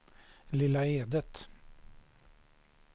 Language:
Swedish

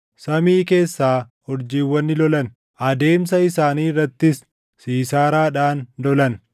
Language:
Oromo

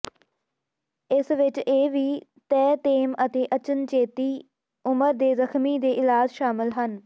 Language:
Punjabi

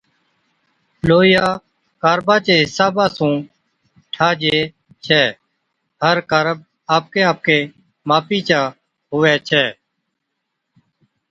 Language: Od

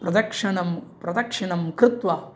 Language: Sanskrit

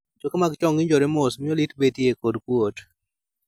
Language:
Luo (Kenya and Tanzania)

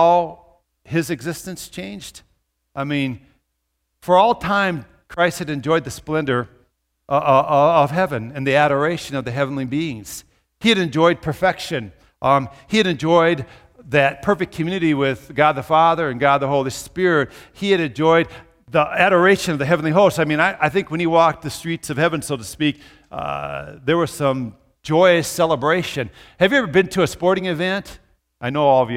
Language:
English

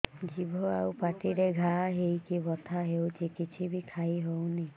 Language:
Odia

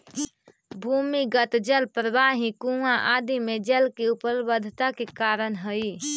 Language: Magahi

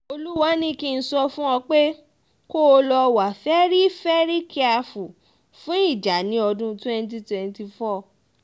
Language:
Yoruba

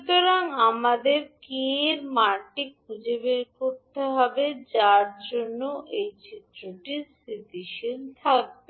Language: Bangla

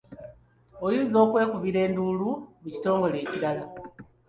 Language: Ganda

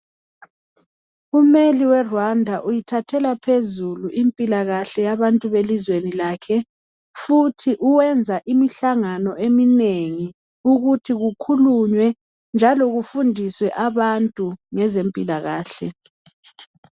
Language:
North Ndebele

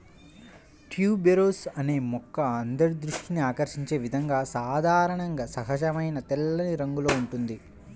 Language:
Telugu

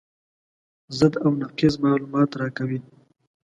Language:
Pashto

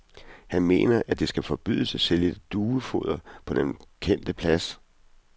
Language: Danish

